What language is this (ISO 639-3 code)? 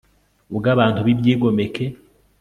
kin